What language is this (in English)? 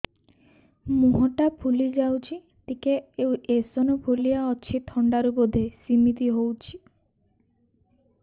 Odia